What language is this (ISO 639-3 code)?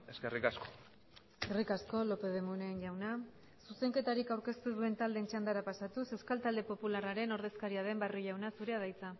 eus